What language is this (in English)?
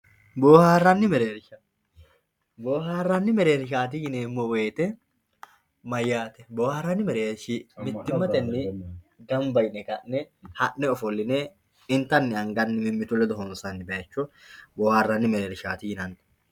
Sidamo